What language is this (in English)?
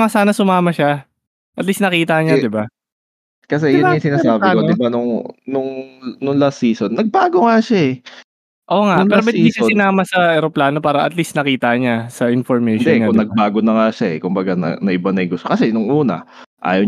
Filipino